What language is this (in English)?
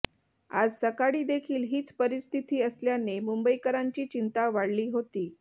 Marathi